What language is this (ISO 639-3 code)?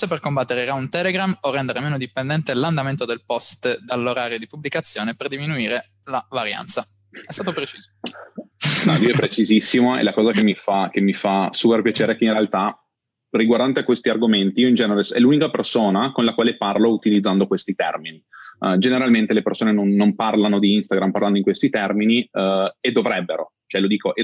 ita